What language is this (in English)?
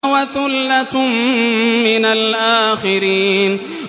Arabic